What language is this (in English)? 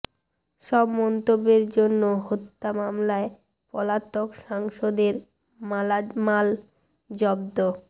Bangla